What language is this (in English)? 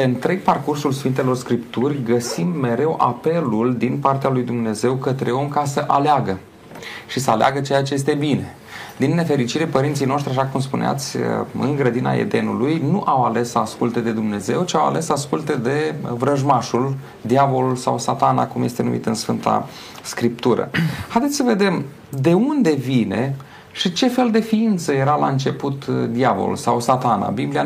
Romanian